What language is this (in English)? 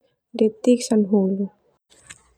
Termanu